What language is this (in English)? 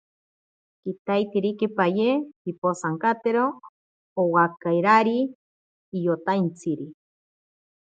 Ashéninka Perené